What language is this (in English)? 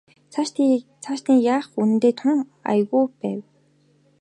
Mongolian